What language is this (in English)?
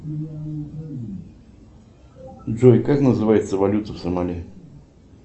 Russian